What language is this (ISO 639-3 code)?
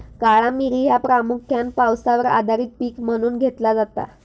mar